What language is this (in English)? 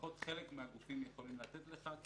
Hebrew